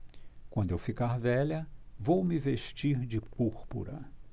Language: Portuguese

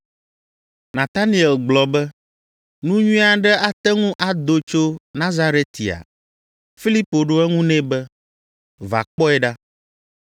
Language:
Ewe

